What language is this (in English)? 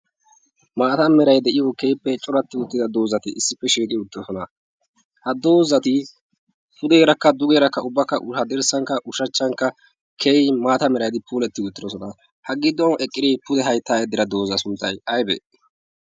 Wolaytta